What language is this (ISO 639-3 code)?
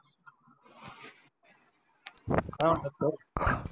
mar